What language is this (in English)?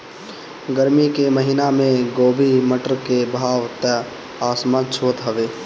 Bhojpuri